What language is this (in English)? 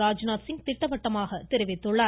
Tamil